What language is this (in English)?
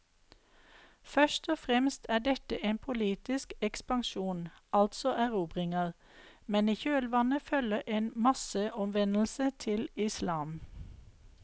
Norwegian